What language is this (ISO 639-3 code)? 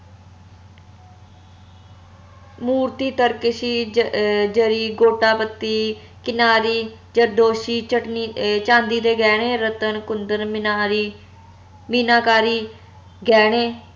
pan